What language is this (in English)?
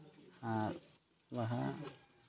Santali